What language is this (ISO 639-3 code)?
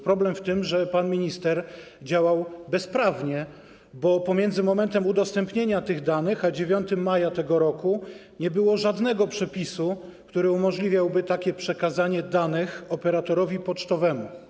pol